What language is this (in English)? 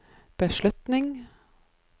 Norwegian